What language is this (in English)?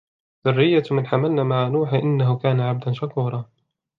Arabic